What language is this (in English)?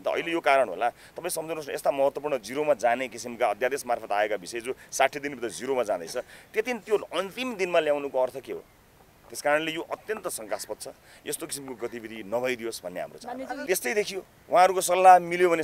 Arabic